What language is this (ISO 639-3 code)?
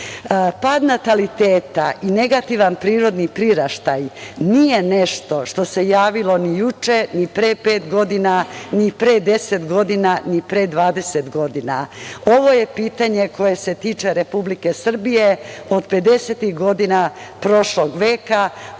srp